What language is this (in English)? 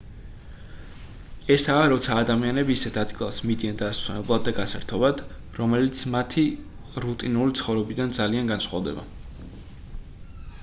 Georgian